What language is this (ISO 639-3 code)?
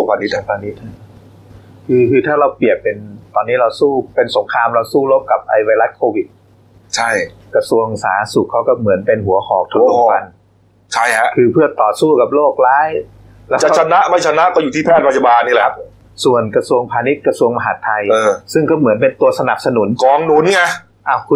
tha